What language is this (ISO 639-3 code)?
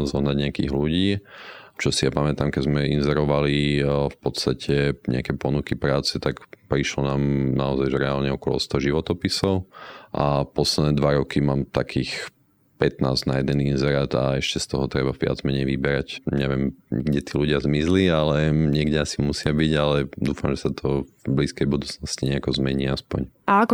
slk